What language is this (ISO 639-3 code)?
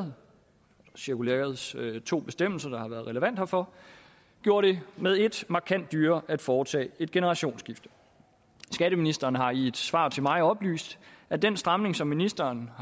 dan